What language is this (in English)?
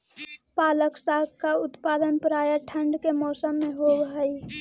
Magahi